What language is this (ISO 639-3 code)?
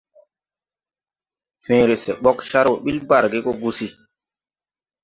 tui